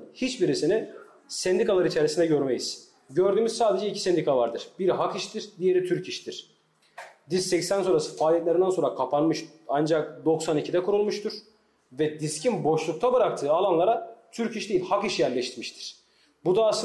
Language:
Turkish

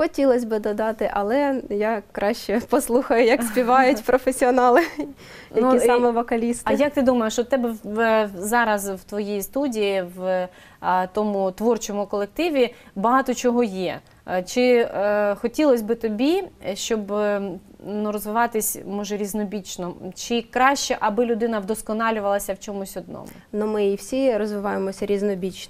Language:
Ukrainian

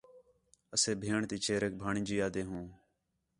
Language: Khetrani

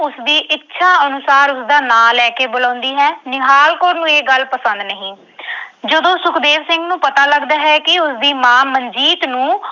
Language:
Punjabi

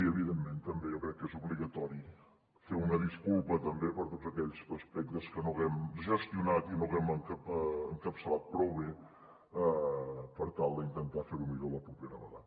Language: Catalan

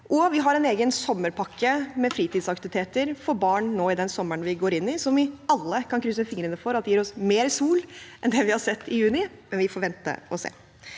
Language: Norwegian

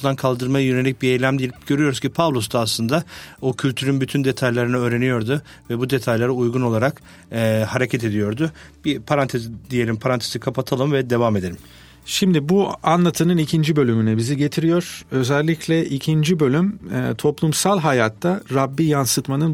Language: Turkish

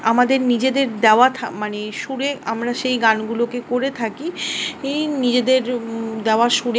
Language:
Bangla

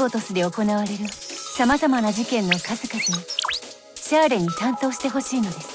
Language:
Japanese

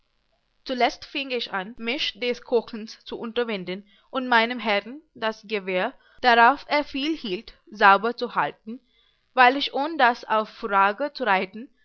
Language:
German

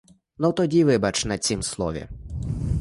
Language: Ukrainian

